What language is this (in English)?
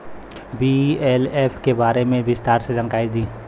Bhojpuri